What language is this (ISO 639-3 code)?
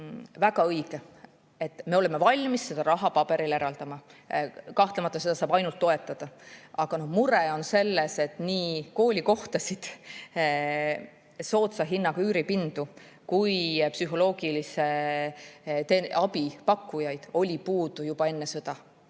est